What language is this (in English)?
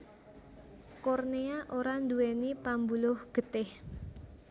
Javanese